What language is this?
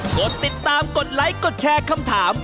Thai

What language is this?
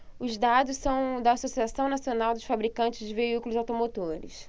Portuguese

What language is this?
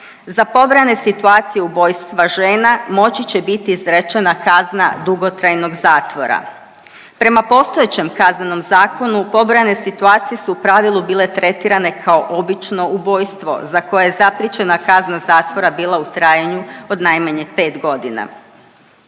Croatian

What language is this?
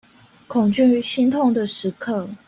Chinese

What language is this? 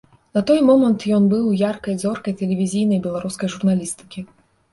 Belarusian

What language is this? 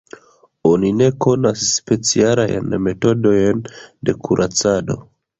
Esperanto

